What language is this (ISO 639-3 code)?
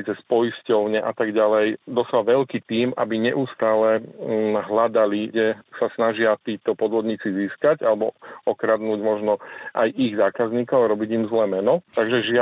slk